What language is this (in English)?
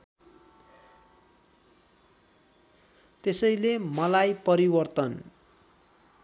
Nepali